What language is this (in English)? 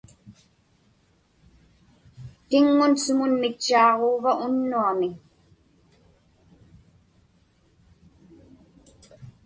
Inupiaq